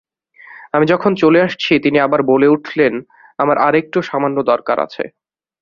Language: Bangla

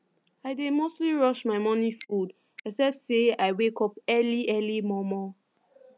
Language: Nigerian Pidgin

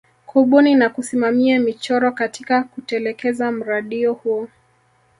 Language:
Swahili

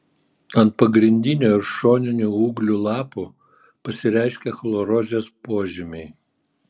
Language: Lithuanian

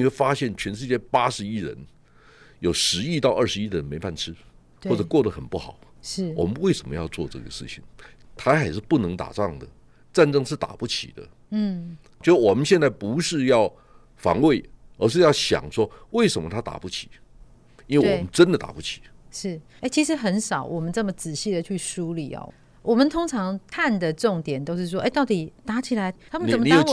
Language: Chinese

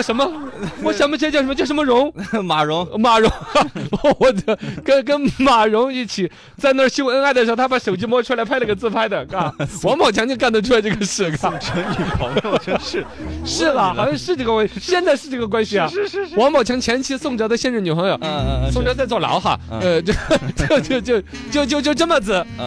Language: Chinese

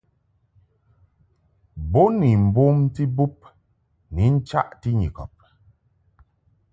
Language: Mungaka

